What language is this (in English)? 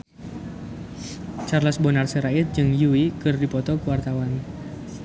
Sundanese